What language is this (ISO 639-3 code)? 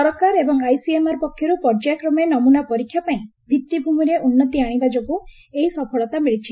ori